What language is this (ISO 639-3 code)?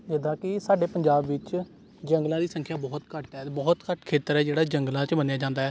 pan